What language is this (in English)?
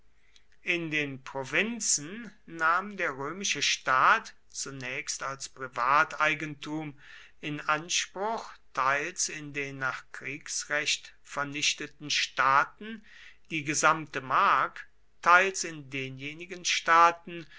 German